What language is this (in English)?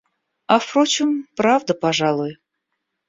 Russian